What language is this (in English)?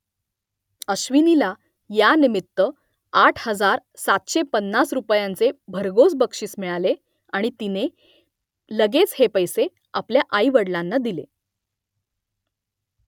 Marathi